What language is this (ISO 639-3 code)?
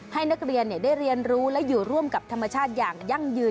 tha